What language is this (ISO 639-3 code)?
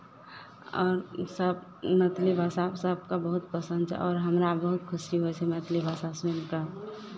mai